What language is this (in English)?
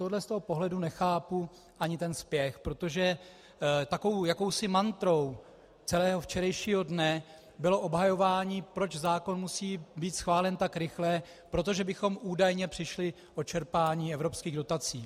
Czech